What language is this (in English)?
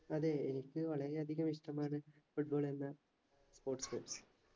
Malayalam